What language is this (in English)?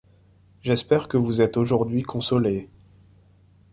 French